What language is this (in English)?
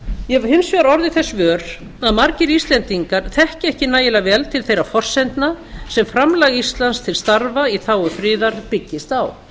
Icelandic